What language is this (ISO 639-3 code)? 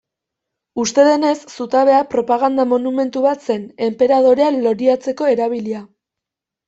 eus